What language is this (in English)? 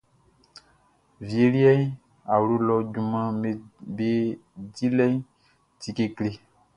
Baoulé